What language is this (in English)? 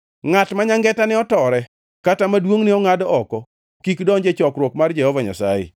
Luo (Kenya and Tanzania)